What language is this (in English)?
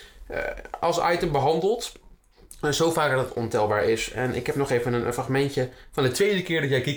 Dutch